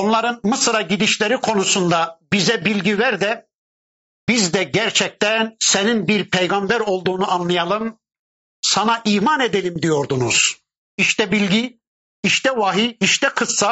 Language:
Turkish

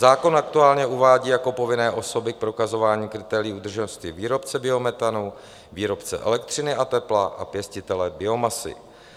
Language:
Czech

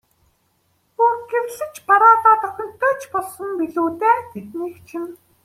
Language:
Mongolian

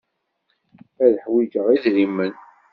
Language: Kabyle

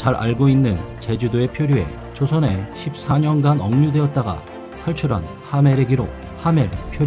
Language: Korean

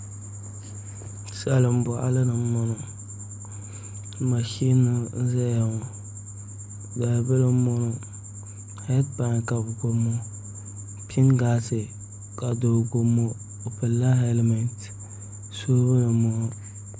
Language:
Dagbani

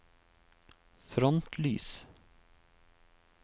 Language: Norwegian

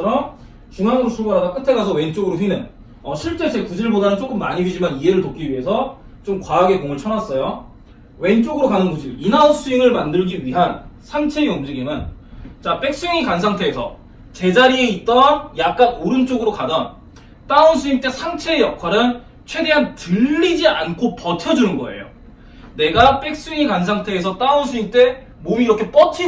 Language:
Korean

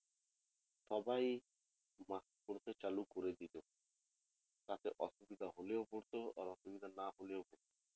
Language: Bangla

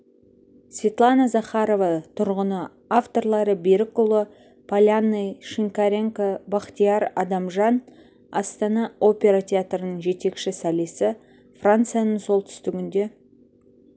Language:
Kazakh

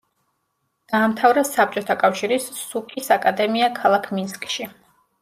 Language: Georgian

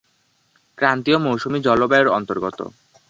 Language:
Bangla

